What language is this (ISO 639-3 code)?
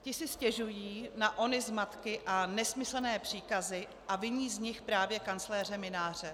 ces